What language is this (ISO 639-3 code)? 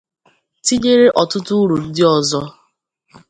ibo